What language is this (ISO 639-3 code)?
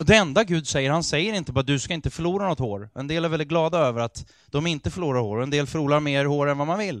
swe